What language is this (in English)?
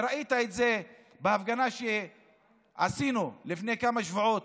Hebrew